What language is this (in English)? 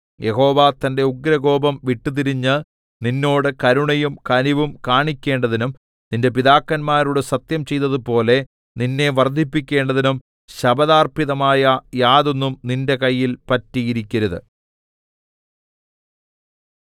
Malayalam